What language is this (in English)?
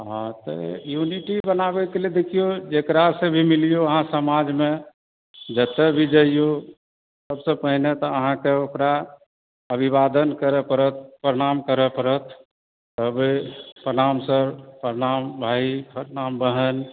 Maithili